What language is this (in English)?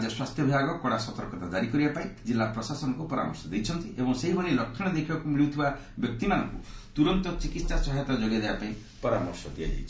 Odia